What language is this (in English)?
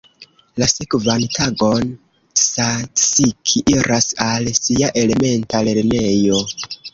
Esperanto